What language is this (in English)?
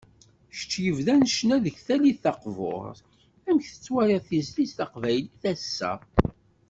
Kabyle